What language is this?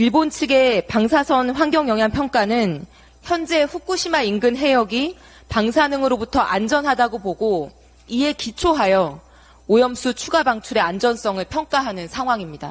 Korean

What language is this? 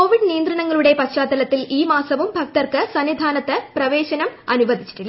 Malayalam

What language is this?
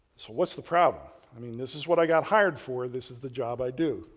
English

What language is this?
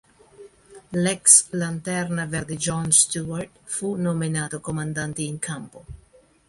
Italian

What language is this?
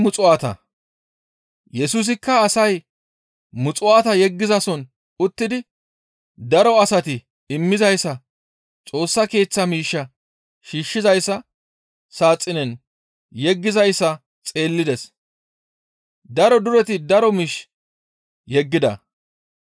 Gamo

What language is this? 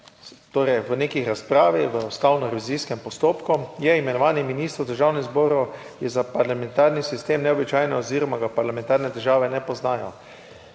Slovenian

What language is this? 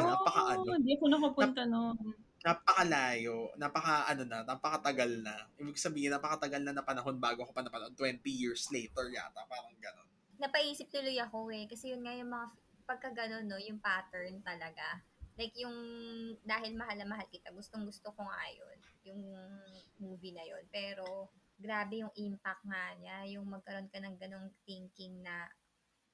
Filipino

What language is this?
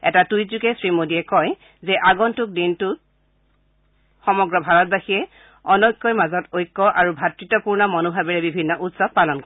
Assamese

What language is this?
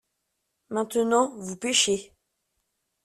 French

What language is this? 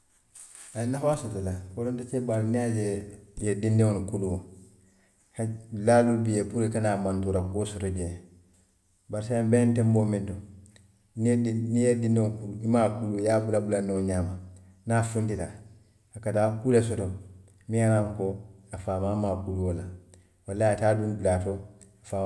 Western Maninkakan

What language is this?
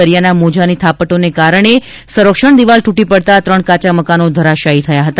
Gujarati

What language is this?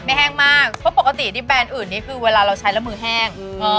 Thai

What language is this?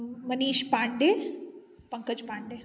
Maithili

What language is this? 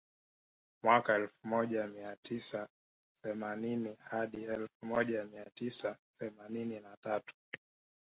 Swahili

